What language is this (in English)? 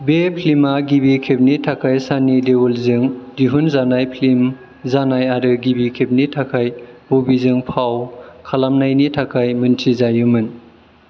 Bodo